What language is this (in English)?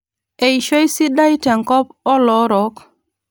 Masai